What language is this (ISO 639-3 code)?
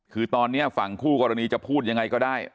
tha